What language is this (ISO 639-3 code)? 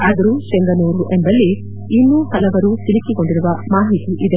kan